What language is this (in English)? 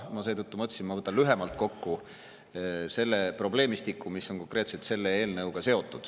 Estonian